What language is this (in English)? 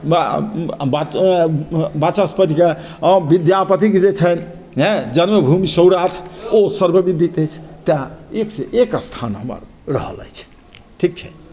Maithili